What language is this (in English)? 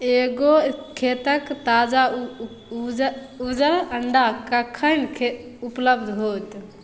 Maithili